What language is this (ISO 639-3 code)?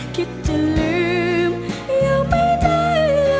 tha